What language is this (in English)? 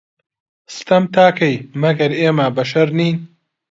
Central Kurdish